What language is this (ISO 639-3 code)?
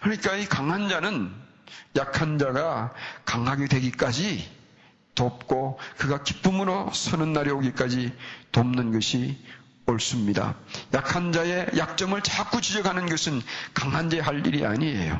kor